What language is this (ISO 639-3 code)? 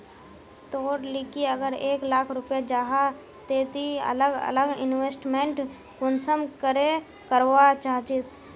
mag